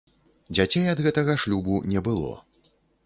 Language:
Belarusian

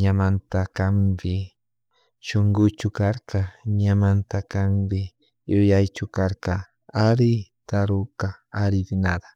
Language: Chimborazo Highland Quichua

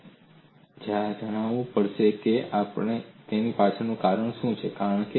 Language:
Gujarati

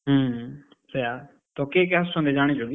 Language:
Odia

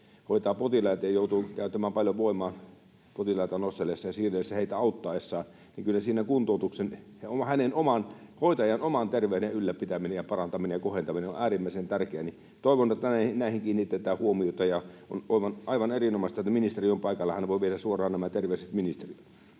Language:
Finnish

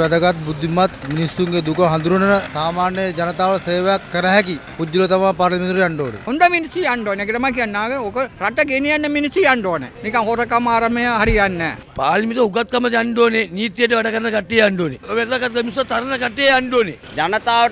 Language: Thai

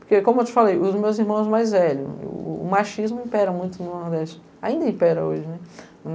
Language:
Portuguese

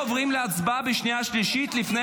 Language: Hebrew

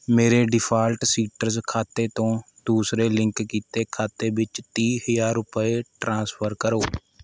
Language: Punjabi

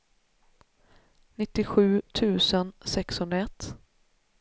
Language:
Swedish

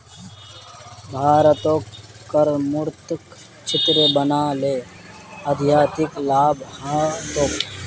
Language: Magahi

